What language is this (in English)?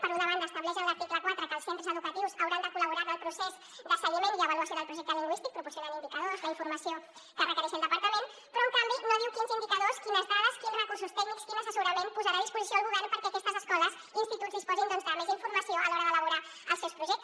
Catalan